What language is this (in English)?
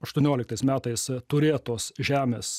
Lithuanian